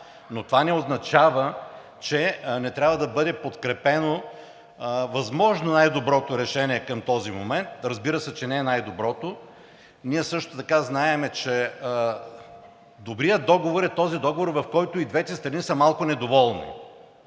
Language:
Bulgarian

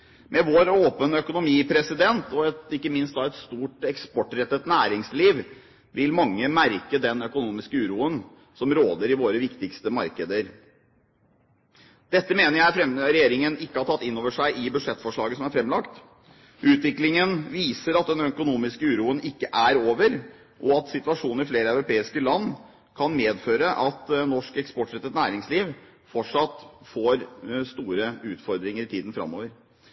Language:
Norwegian Bokmål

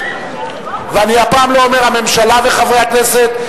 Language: Hebrew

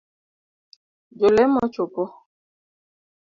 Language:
Luo (Kenya and Tanzania)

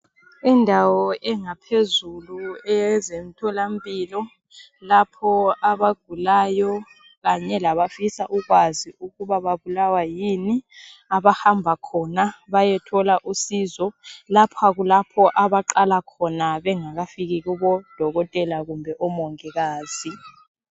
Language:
North Ndebele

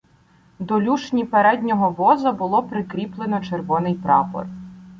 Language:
Ukrainian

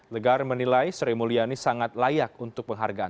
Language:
Indonesian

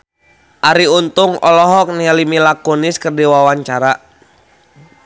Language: Sundanese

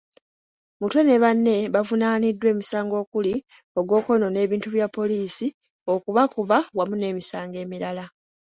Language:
Ganda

